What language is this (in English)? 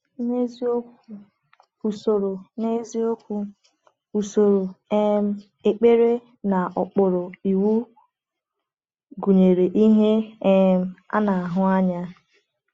Igbo